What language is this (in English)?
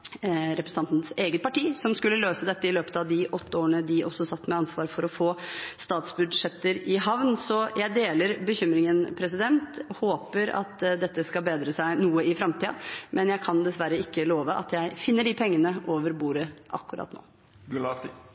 Norwegian Bokmål